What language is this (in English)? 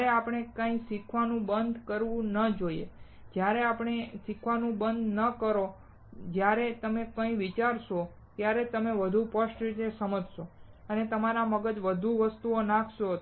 Gujarati